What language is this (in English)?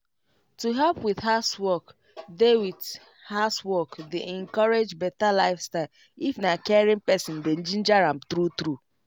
Nigerian Pidgin